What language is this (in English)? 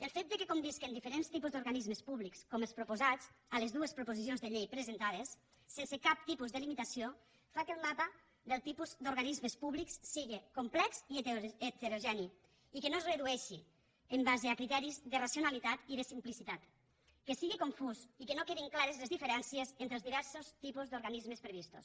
Catalan